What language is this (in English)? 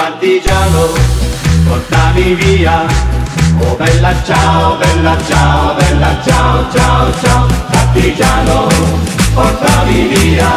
Russian